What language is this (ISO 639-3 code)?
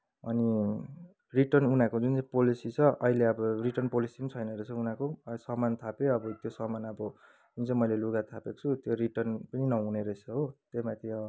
nep